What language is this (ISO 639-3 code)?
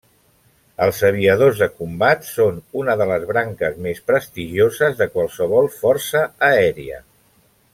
cat